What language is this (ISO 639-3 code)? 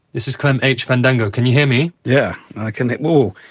eng